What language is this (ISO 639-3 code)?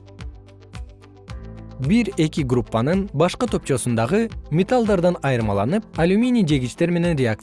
kir